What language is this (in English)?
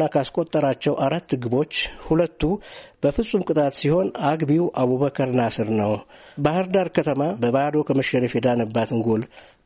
Amharic